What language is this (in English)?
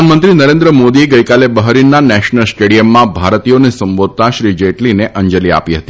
Gujarati